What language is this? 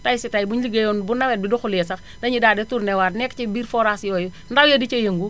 Wolof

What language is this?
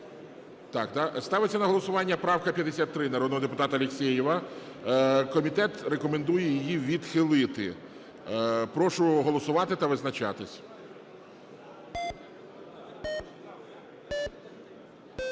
Ukrainian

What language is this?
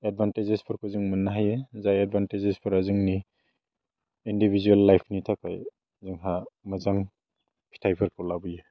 Bodo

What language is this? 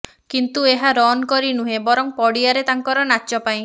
Odia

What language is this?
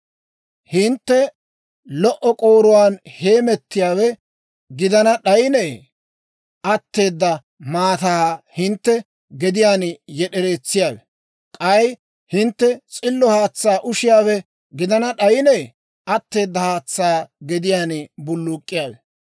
Dawro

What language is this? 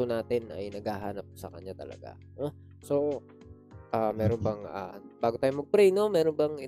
Filipino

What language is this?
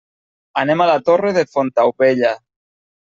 Catalan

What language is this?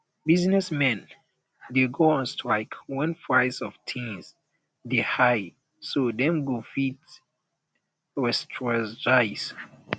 Nigerian Pidgin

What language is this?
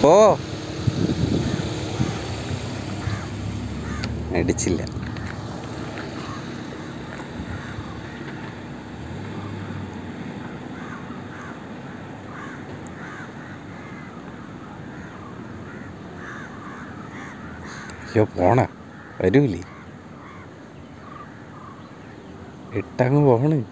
Malayalam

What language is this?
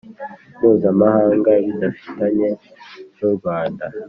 Kinyarwanda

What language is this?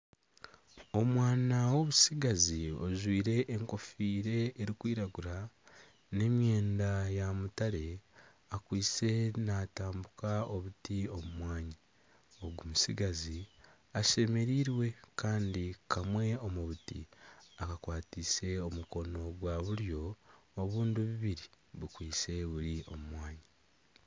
Nyankole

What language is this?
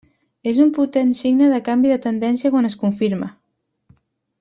Catalan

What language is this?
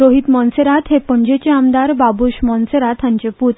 Konkani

